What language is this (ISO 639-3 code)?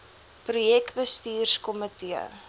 afr